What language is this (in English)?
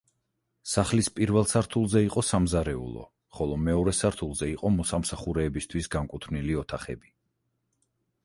Georgian